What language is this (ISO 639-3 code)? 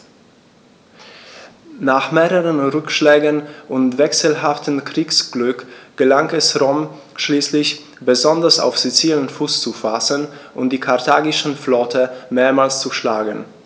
deu